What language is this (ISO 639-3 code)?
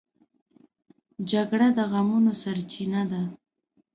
pus